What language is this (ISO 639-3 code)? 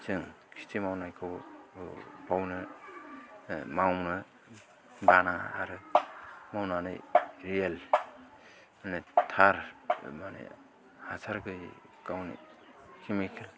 brx